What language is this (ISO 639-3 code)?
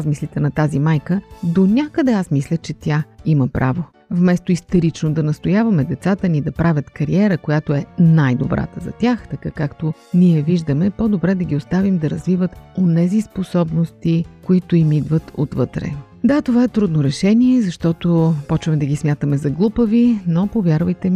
bul